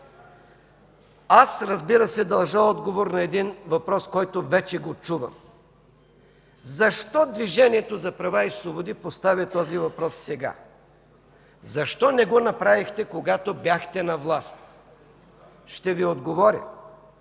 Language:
Bulgarian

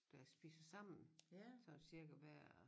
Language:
Danish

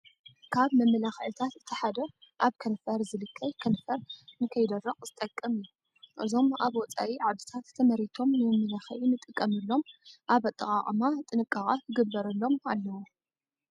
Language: Tigrinya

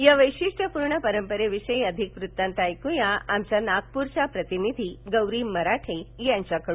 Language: Marathi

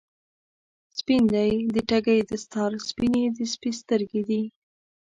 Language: Pashto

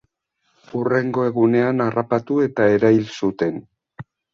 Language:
Basque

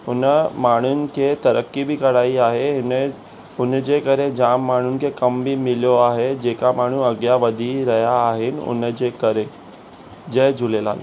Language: Sindhi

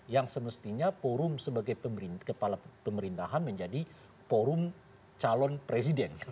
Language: Indonesian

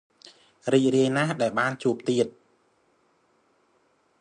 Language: Khmer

